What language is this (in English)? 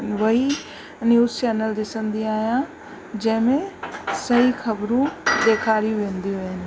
Sindhi